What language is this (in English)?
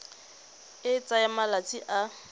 Tswana